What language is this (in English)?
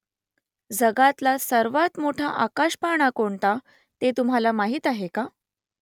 Marathi